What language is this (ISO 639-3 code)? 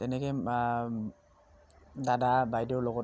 asm